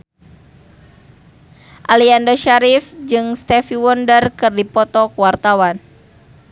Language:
Sundanese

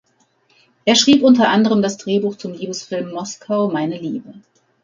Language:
German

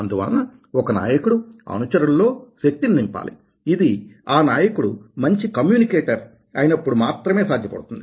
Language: Telugu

